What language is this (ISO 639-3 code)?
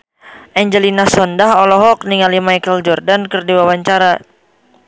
sun